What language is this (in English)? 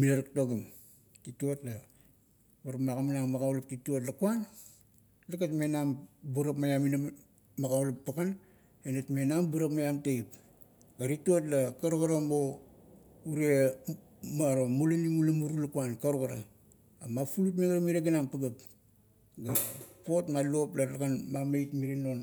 Kuot